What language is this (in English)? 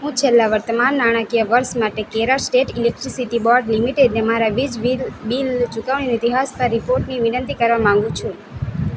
Gujarati